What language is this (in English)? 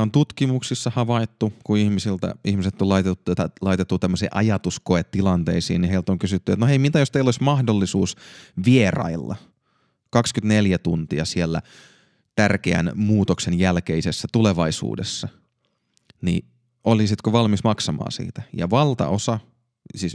Finnish